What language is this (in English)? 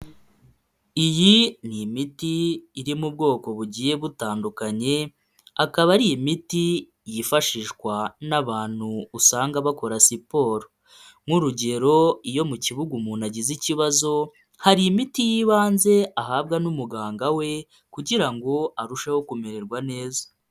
Kinyarwanda